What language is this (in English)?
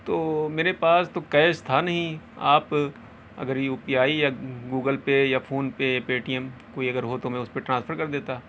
Urdu